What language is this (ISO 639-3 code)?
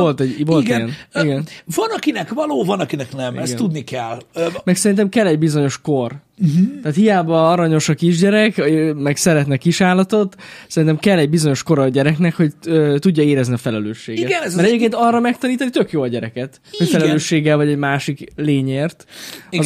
hun